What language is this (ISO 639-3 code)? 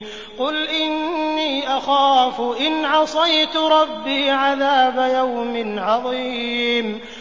ara